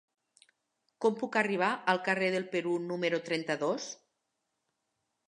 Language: Catalan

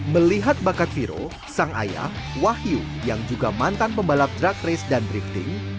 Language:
Indonesian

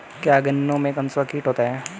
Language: Hindi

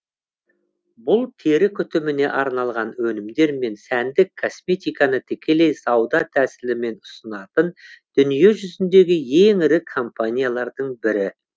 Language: Kazakh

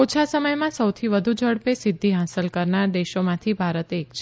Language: Gujarati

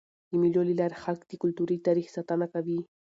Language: Pashto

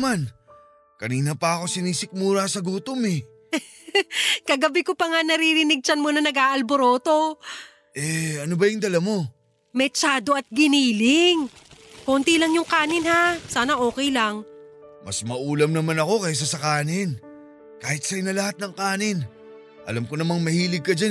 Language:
Filipino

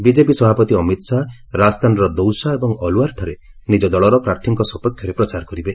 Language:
Odia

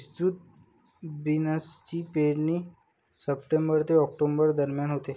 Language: Marathi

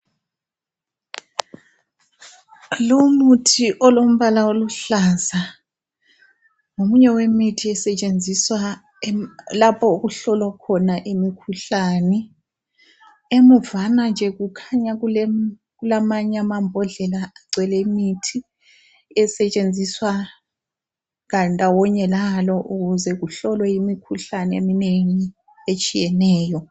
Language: North Ndebele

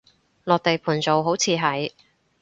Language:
Cantonese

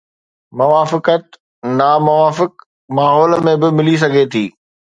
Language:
Sindhi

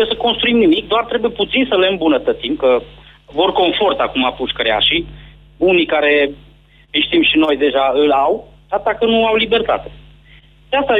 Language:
Romanian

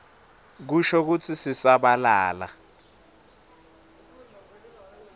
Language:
Swati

